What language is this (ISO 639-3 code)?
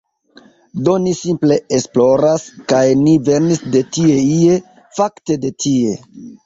epo